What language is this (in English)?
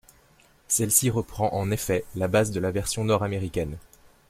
French